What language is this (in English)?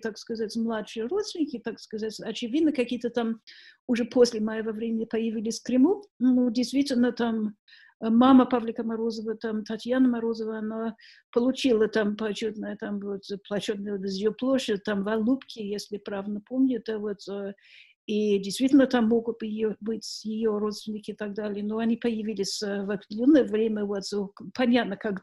Russian